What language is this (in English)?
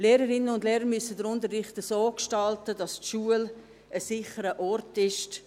Swiss German